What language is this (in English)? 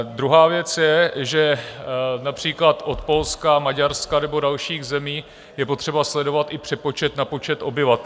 Czech